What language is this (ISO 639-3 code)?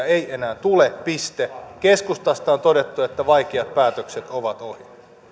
fin